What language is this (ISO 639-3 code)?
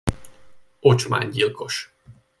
hun